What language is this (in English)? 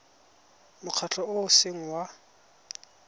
Tswana